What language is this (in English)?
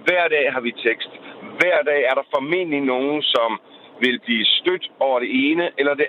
Danish